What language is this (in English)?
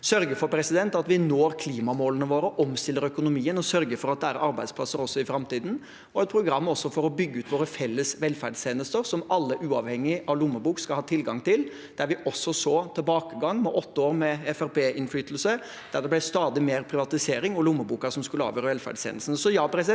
Norwegian